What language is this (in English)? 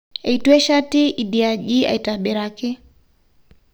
Masai